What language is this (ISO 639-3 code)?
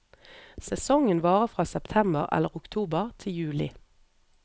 nor